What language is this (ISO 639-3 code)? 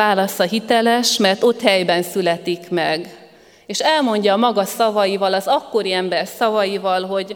hun